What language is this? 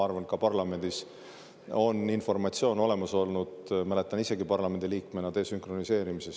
Estonian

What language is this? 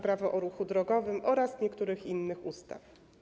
Polish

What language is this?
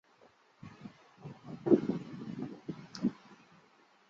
Chinese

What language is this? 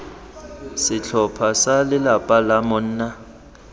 Tswana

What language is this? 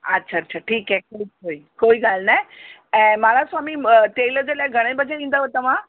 Sindhi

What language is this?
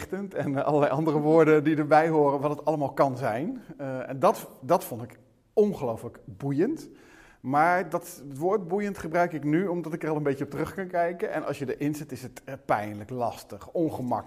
Dutch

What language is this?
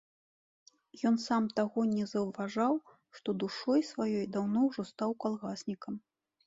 Belarusian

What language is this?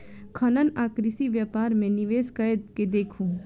Maithili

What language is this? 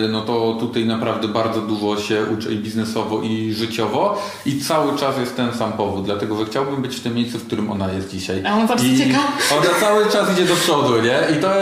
Polish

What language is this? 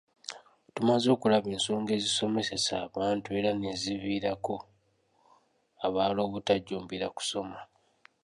Ganda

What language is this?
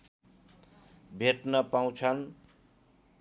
Nepali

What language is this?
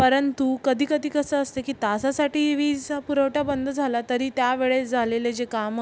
Marathi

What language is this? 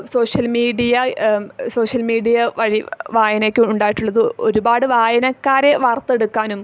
Malayalam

